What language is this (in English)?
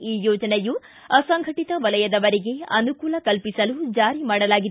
Kannada